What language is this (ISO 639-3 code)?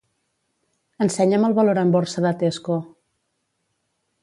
cat